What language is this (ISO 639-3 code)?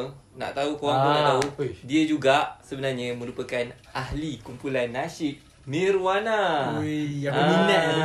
msa